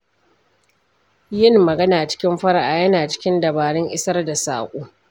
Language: Hausa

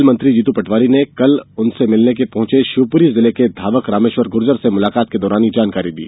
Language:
Hindi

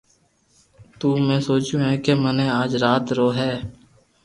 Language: Loarki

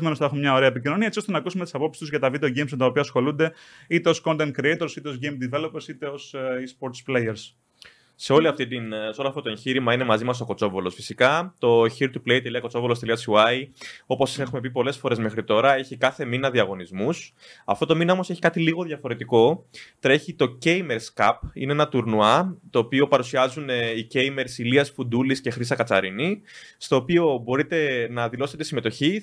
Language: Greek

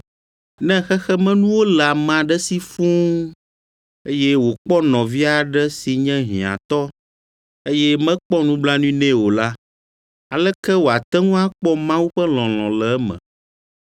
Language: Ewe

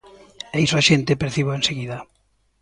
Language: Galician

